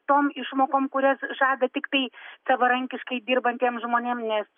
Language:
Lithuanian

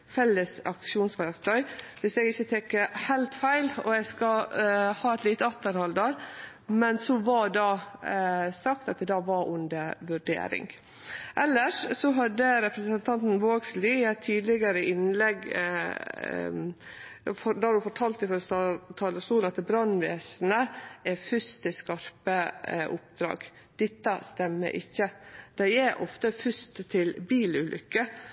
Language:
Norwegian Nynorsk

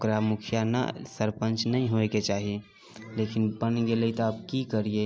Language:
Maithili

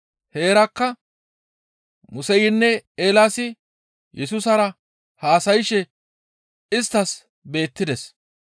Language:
Gamo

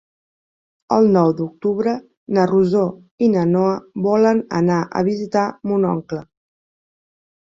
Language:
Catalan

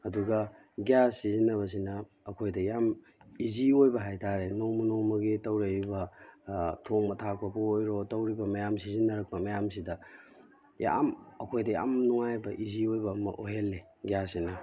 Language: Manipuri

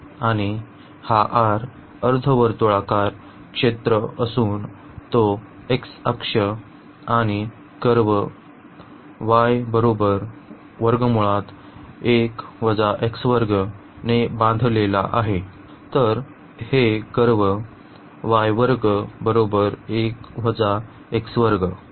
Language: Marathi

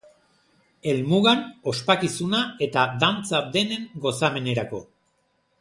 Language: Basque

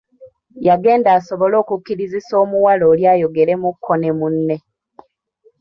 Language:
Ganda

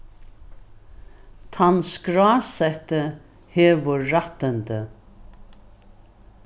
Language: Faroese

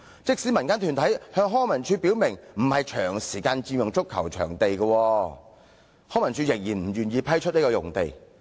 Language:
Cantonese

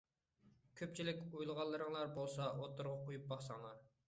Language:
Uyghur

